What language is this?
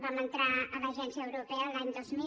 Catalan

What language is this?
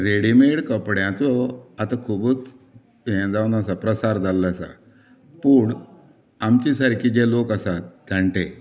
Konkani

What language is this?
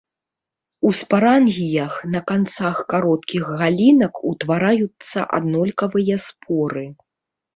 Belarusian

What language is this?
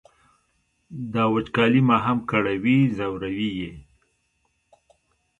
Pashto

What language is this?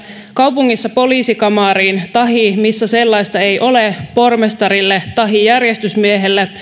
Finnish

